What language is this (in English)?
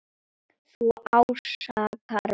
Icelandic